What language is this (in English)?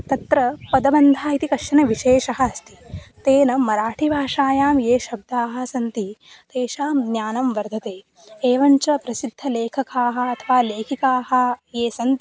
Sanskrit